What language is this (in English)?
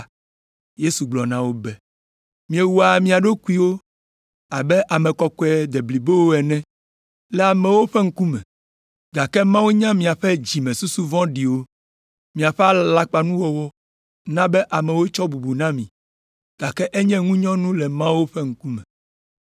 Ewe